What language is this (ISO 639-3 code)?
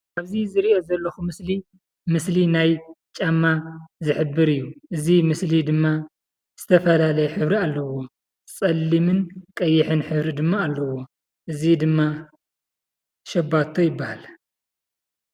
tir